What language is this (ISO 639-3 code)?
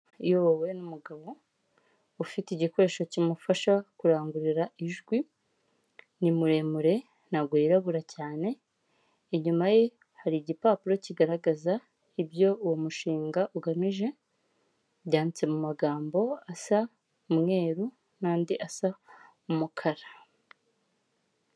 kin